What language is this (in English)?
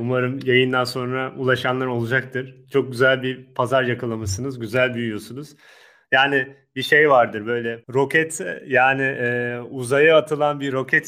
Turkish